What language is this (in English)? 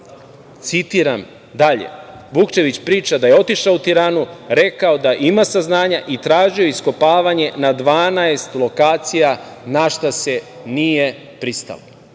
Serbian